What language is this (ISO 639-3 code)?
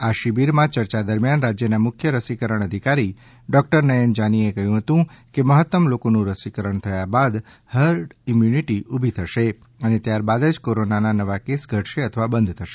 guj